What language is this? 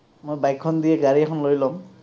Assamese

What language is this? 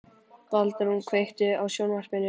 Icelandic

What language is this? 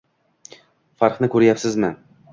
Uzbek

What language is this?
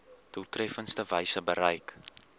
Afrikaans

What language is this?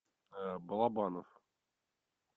Russian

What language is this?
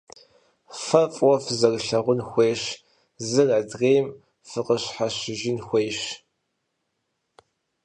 Kabardian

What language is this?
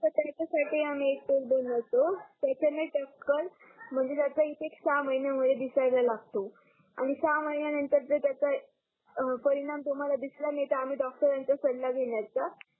Marathi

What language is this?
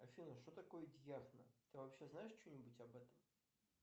Russian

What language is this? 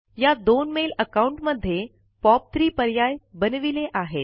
Marathi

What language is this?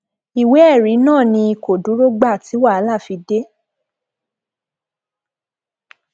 Yoruba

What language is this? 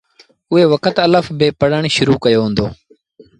Sindhi Bhil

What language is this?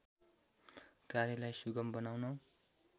Nepali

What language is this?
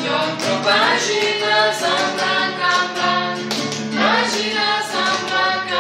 Spanish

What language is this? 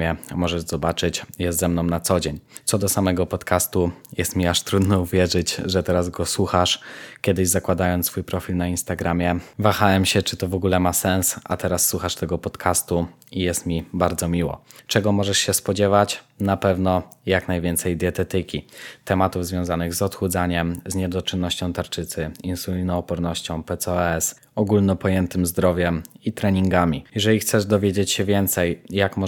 Polish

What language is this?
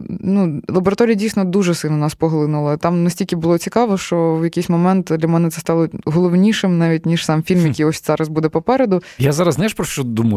Ukrainian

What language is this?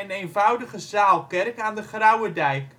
Dutch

